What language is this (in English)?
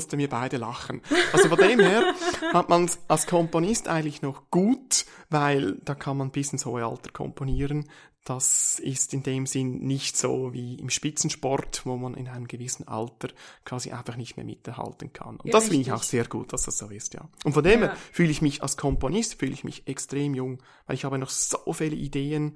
German